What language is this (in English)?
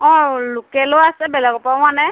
Assamese